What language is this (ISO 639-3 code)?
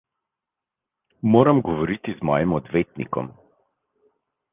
slv